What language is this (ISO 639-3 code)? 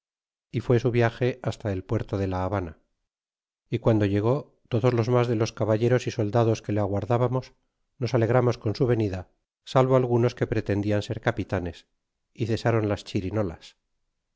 spa